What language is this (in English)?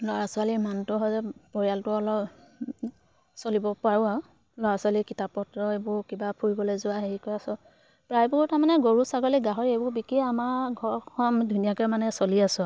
Assamese